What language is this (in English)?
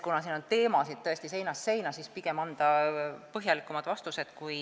Estonian